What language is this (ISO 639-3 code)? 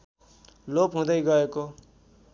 nep